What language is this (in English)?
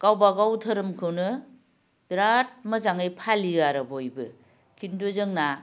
Bodo